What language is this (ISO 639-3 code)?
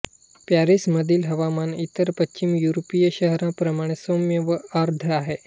mar